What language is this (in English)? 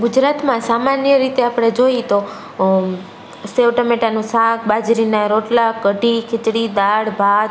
Gujarati